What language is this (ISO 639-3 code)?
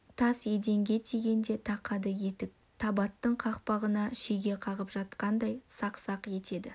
kaz